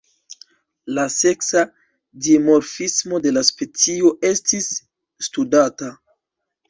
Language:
Esperanto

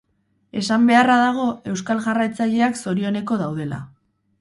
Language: Basque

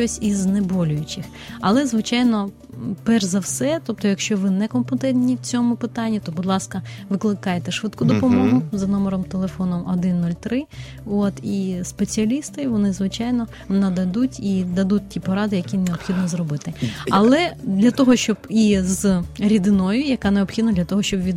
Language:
Ukrainian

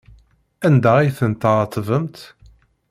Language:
Kabyle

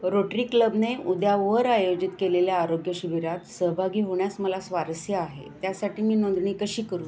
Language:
Marathi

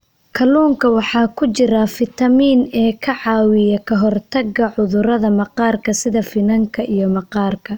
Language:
Somali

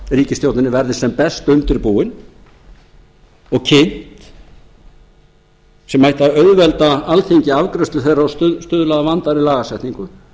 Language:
Icelandic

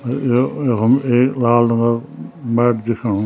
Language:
Garhwali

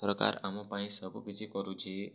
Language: Odia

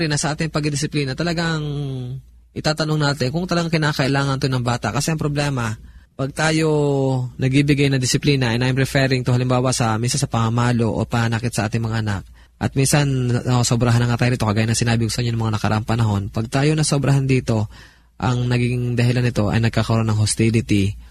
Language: Filipino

